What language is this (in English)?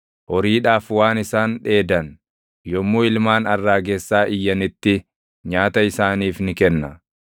Oromo